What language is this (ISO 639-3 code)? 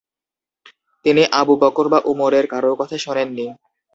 ben